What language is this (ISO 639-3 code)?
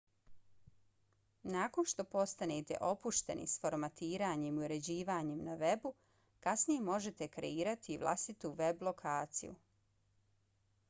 bos